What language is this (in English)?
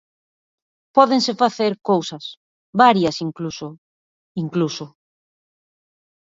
Galician